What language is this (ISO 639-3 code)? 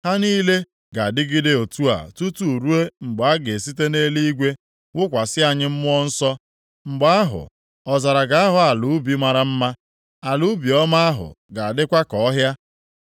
ibo